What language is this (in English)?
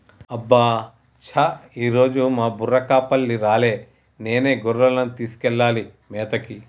Telugu